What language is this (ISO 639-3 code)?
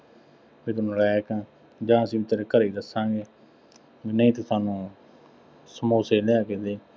pan